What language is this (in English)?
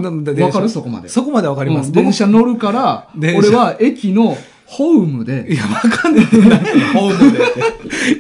Japanese